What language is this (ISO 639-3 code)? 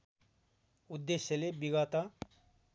nep